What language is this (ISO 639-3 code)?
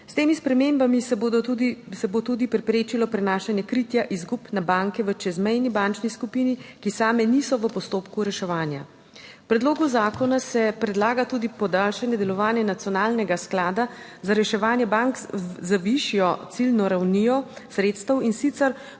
slv